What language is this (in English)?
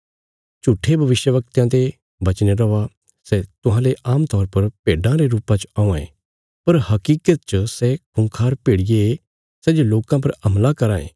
Bilaspuri